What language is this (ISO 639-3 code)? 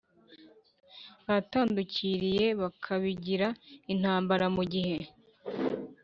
kin